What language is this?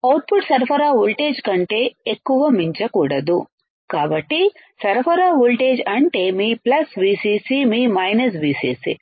Telugu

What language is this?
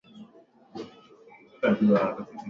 Swahili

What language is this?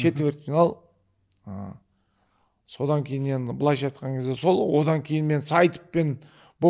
Turkish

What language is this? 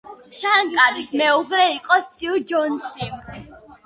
Georgian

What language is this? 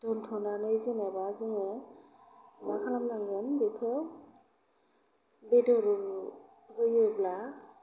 Bodo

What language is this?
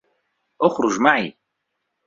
Arabic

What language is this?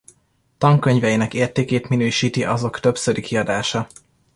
Hungarian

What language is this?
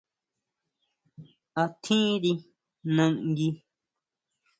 Huautla Mazatec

